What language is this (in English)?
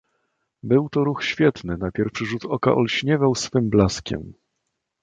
Polish